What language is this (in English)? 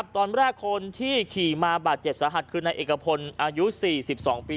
Thai